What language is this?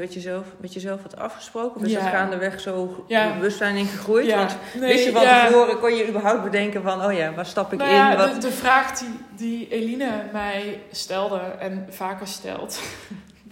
Dutch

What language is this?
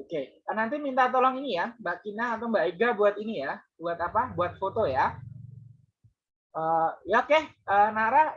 Indonesian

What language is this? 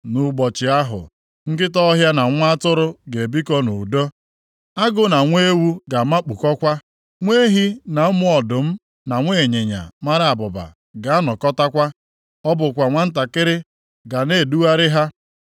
Igbo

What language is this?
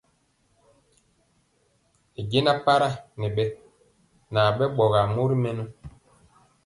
Mpiemo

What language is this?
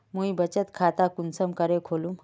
Magahi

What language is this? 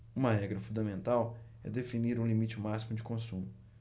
Portuguese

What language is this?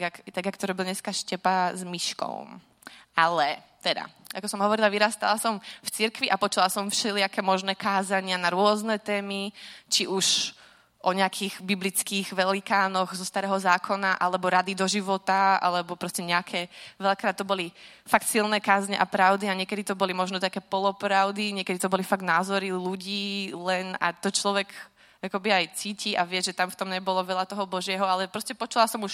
Czech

